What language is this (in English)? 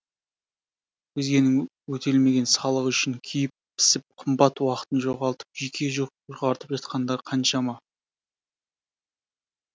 Kazakh